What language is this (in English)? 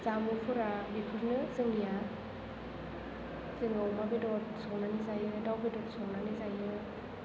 Bodo